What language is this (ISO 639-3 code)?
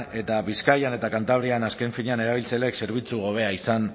eus